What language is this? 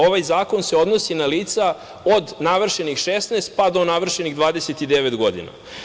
Serbian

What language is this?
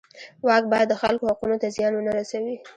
Pashto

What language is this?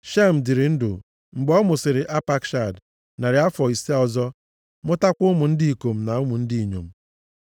Igbo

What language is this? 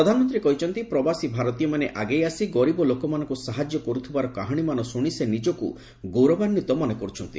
Odia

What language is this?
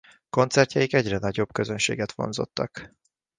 Hungarian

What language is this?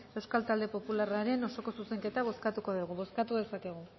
Basque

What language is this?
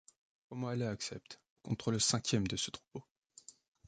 French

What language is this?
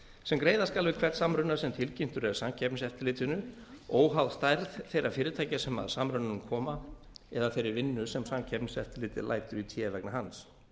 Icelandic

